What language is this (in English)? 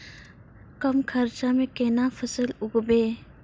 Maithili